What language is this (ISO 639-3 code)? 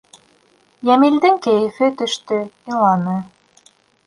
bak